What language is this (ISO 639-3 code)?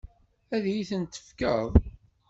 kab